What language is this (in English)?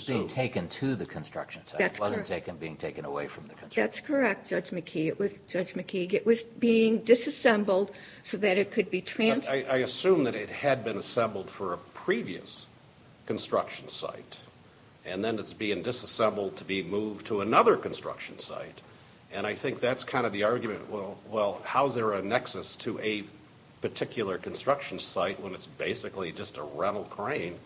English